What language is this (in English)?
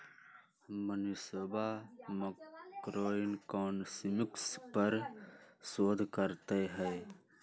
Magahi